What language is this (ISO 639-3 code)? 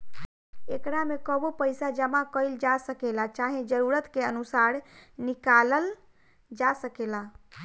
bho